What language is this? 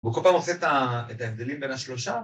Hebrew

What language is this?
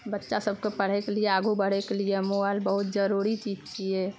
Maithili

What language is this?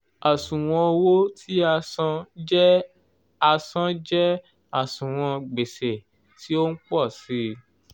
Yoruba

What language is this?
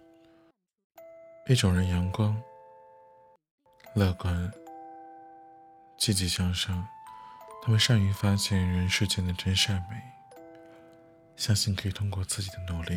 Chinese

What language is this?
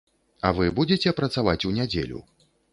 Belarusian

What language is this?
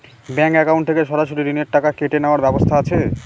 Bangla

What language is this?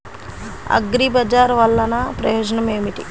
Telugu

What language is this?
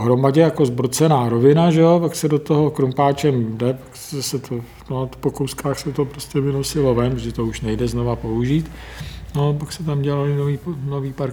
Czech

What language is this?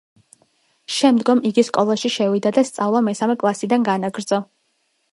Georgian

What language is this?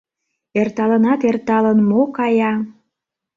Mari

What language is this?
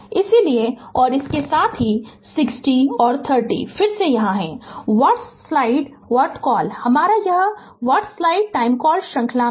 Hindi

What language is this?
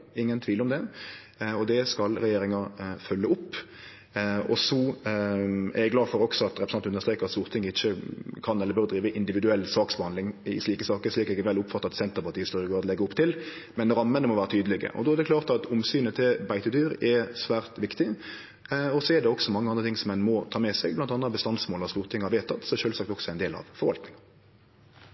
Norwegian Nynorsk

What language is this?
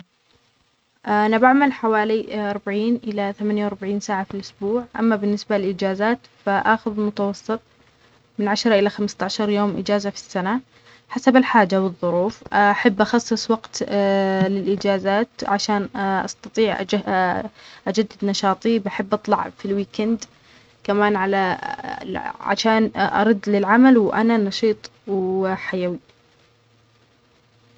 Omani Arabic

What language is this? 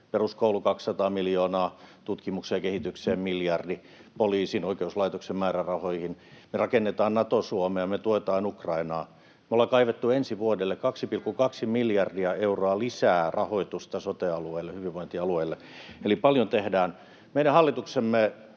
Finnish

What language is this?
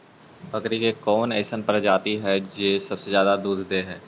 Magahi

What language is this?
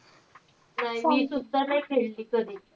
Marathi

